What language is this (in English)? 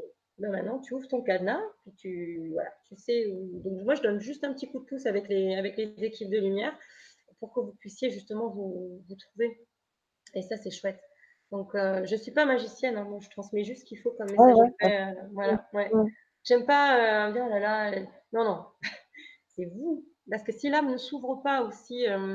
French